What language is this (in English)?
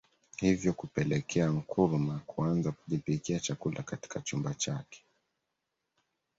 Swahili